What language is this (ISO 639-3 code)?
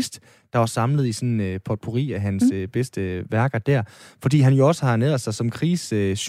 dan